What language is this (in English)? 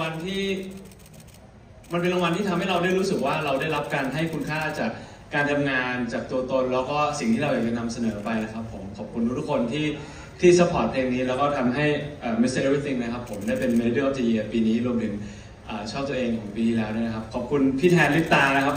Thai